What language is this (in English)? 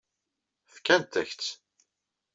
Kabyle